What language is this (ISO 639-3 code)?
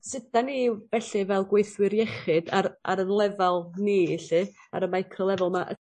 cym